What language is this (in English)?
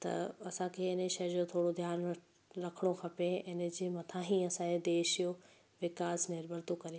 Sindhi